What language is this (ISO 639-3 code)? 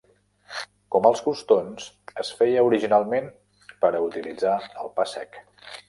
cat